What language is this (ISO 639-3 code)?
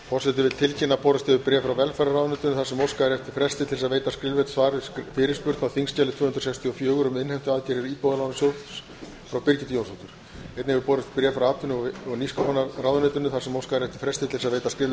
isl